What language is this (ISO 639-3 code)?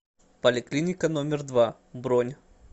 rus